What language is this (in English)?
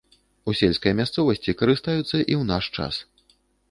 Belarusian